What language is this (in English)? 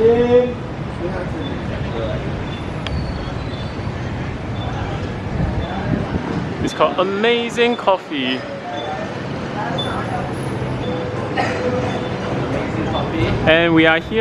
English